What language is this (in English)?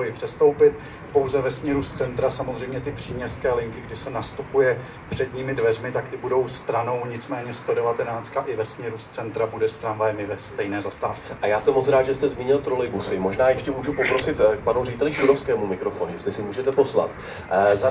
Czech